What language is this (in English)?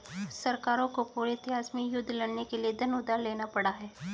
Hindi